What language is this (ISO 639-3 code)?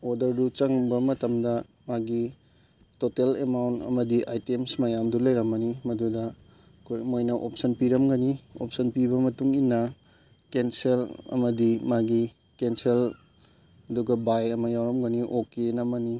mni